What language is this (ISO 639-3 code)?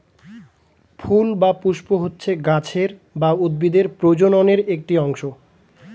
ben